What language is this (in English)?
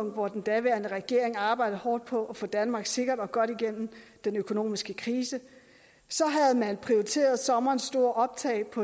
Danish